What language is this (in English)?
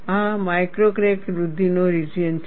Gujarati